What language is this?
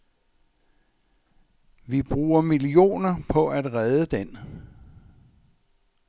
Danish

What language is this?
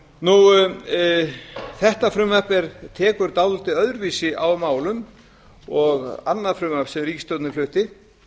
Icelandic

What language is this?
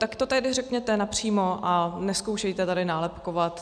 Czech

